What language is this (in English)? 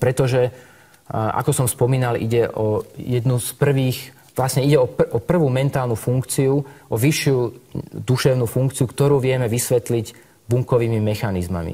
Slovak